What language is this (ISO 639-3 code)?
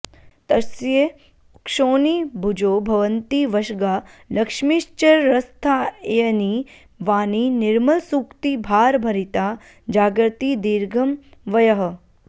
san